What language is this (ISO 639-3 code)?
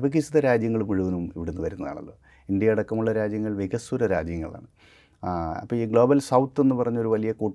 mal